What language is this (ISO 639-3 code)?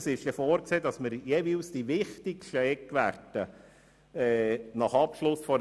gsw